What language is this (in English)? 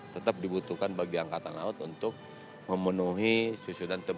Indonesian